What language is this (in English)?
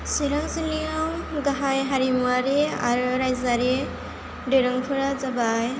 Bodo